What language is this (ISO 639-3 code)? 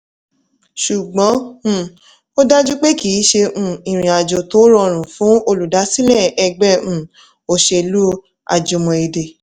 yor